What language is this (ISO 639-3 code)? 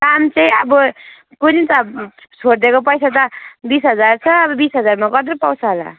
nep